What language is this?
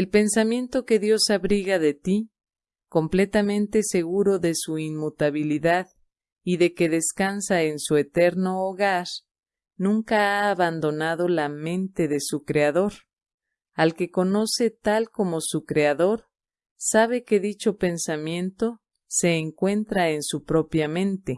Spanish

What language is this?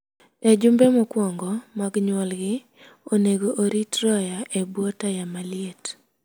Luo (Kenya and Tanzania)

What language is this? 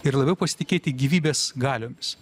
Lithuanian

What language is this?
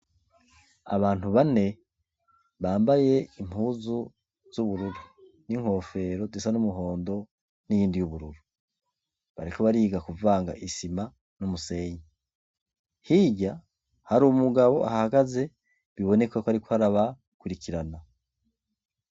Rundi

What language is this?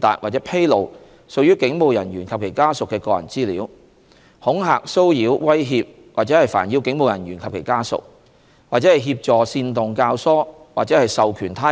Cantonese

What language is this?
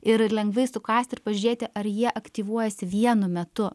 Lithuanian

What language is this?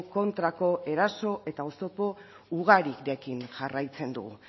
Basque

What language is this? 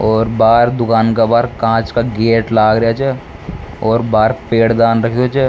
Rajasthani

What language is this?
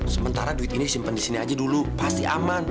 Indonesian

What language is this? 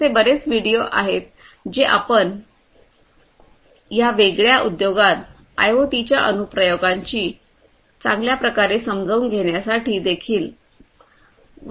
Marathi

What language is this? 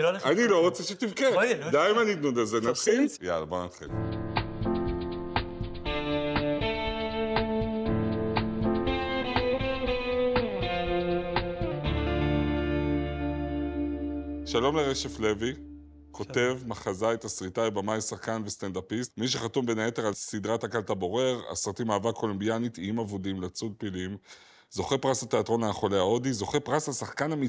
Hebrew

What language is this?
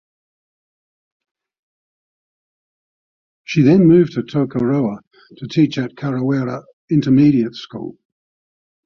English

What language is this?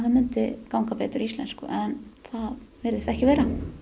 Icelandic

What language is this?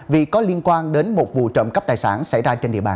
Vietnamese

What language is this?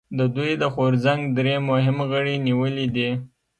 Pashto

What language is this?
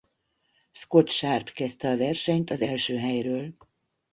Hungarian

